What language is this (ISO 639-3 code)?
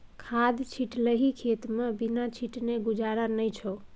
mai